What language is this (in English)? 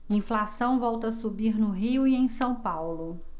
Portuguese